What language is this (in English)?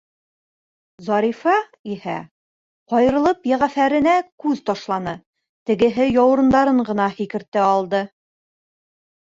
Bashkir